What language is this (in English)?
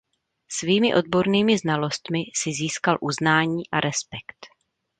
Czech